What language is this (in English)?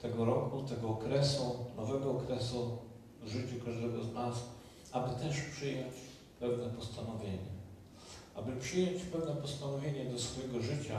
Polish